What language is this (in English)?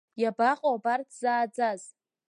Abkhazian